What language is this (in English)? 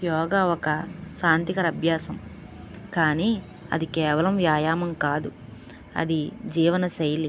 Telugu